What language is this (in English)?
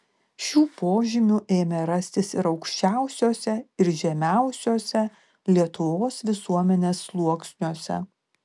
Lithuanian